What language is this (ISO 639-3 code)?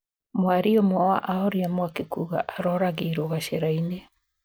kik